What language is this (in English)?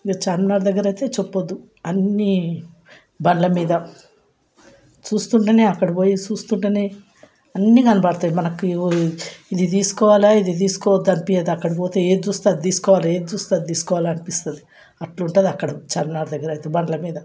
Telugu